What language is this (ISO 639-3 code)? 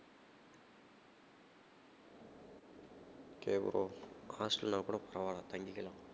tam